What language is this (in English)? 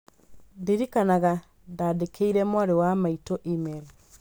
Kikuyu